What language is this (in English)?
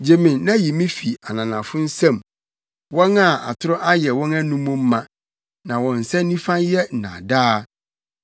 Akan